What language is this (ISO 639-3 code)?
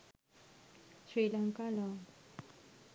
sin